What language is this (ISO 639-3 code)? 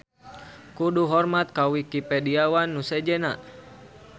sun